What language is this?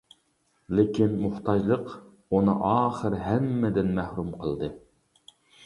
Uyghur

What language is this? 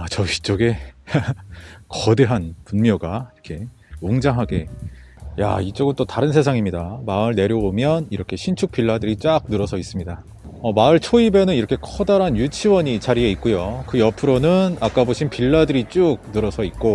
Korean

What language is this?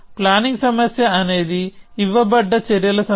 Telugu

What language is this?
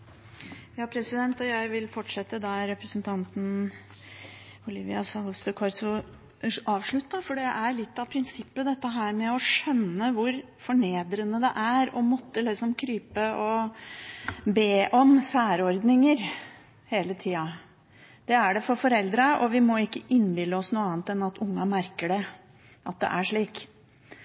Norwegian Bokmål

